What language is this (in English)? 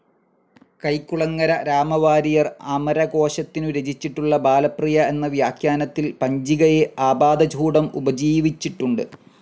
Malayalam